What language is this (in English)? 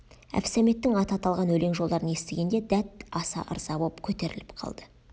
Kazakh